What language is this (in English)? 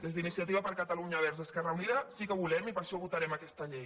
Catalan